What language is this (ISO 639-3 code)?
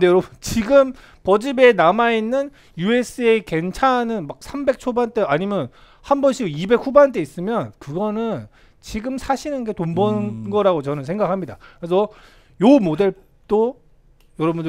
kor